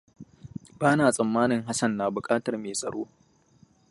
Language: Hausa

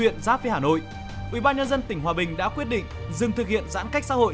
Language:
Vietnamese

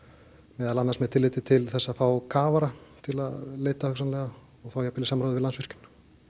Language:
Icelandic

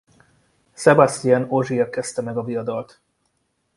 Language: Hungarian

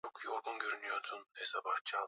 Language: Swahili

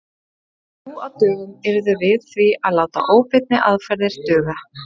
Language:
Icelandic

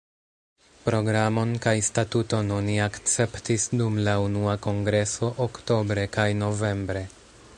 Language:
Esperanto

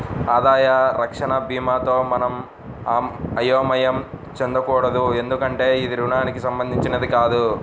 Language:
Telugu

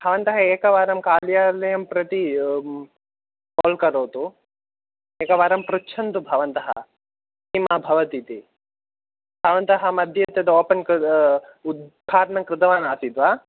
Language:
Sanskrit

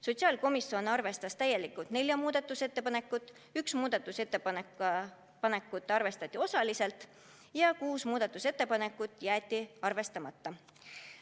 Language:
Estonian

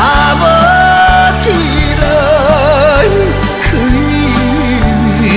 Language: Korean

